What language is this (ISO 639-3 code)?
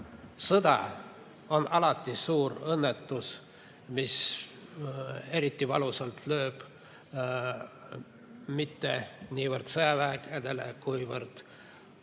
est